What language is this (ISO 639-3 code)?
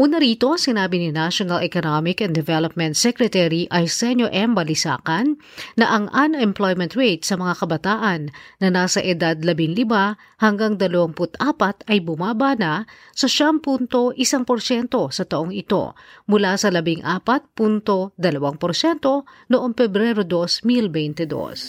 fil